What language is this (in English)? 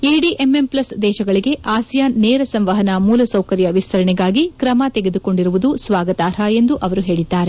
Kannada